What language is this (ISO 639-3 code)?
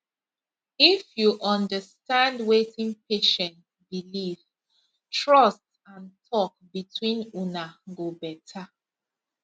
pcm